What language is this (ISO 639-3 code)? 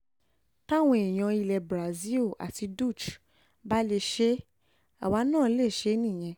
yor